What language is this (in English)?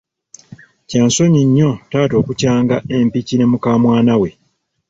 Ganda